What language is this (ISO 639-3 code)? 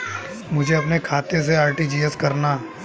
hin